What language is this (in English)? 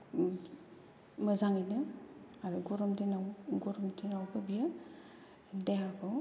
Bodo